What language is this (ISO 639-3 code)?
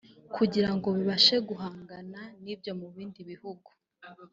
kin